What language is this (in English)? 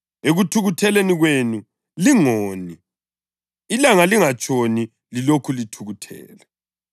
North Ndebele